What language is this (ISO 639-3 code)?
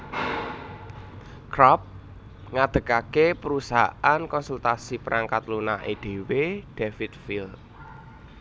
jav